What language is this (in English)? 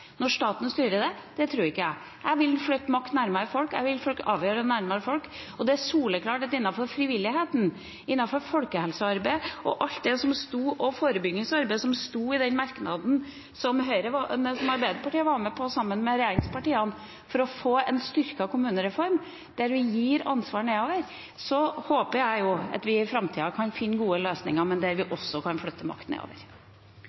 Norwegian Bokmål